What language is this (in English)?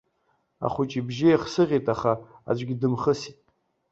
Abkhazian